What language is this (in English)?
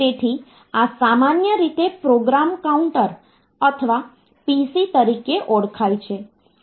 Gujarati